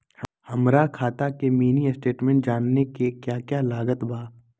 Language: Magahi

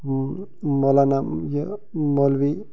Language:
Kashmiri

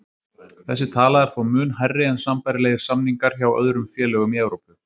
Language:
Icelandic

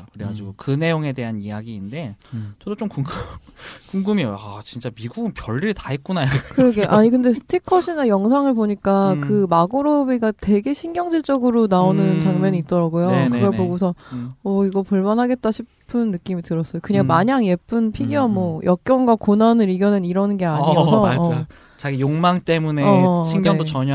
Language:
Korean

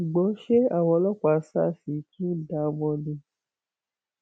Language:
Yoruba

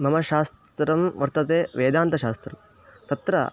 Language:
Sanskrit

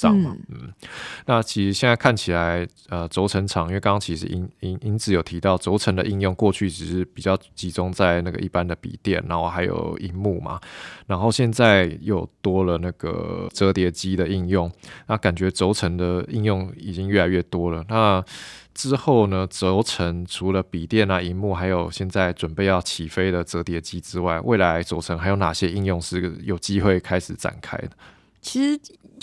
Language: Chinese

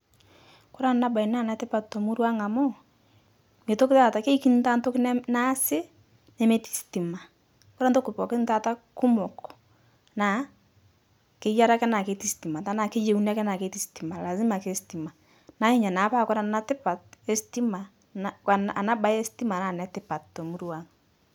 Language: Masai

